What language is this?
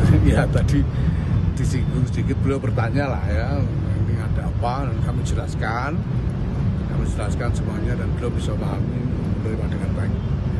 Indonesian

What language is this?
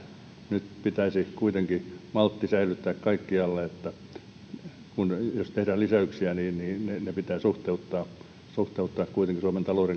Finnish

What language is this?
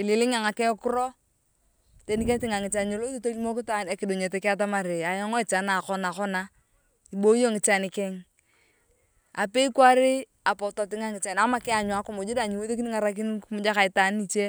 Turkana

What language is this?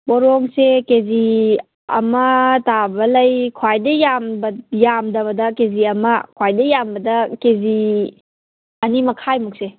Manipuri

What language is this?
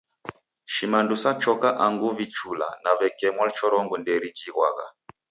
Taita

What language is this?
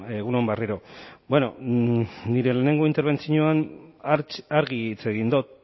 Basque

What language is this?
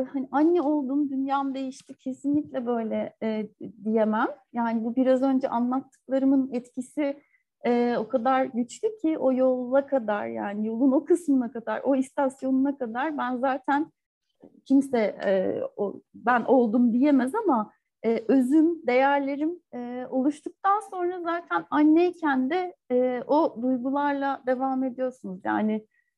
Turkish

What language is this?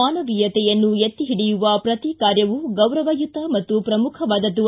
Kannada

